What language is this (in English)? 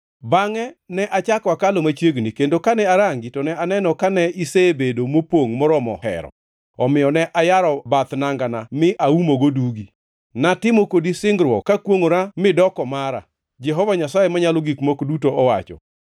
Luo (Kenya and Tanzania)